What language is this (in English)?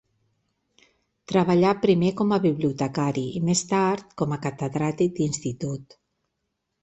Catalan